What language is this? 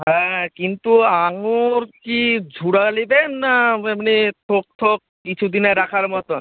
Bangla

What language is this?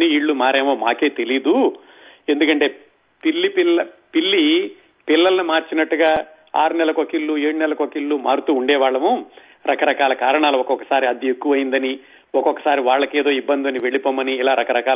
Telugu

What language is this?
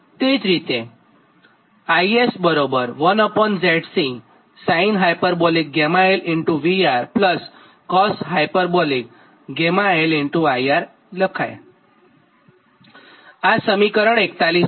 Gujarati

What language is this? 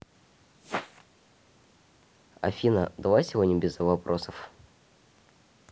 Russian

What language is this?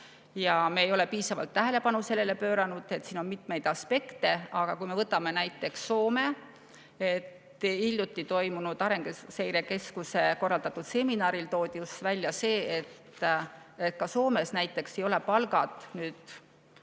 Estonian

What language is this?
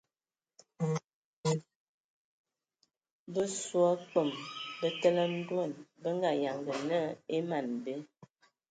Ewondo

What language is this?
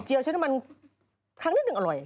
Thai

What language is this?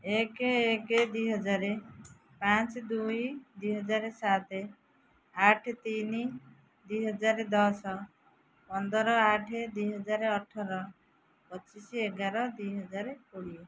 Odia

